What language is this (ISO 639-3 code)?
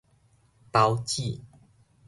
nan